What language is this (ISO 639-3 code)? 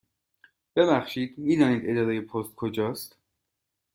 fas